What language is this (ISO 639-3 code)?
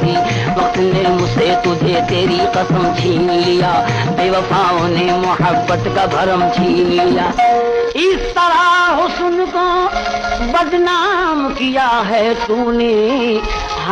hin